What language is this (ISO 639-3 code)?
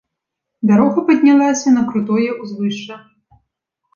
bel